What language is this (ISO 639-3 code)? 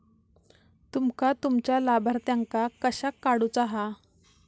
mar